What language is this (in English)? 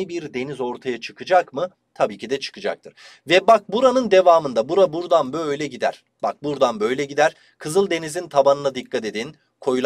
Turkish